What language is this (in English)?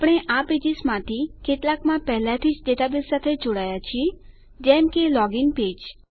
Gujarati